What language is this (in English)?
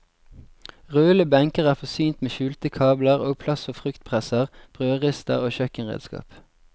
Norwegian